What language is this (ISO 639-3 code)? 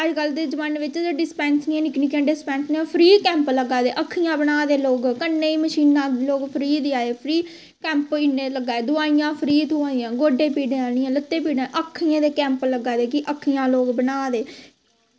doi